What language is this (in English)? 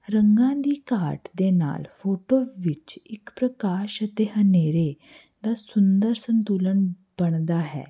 Punjabi